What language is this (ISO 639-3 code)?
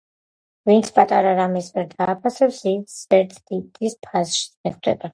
kat